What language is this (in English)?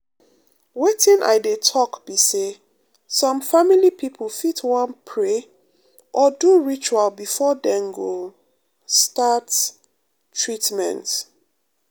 Nigerian Pidgin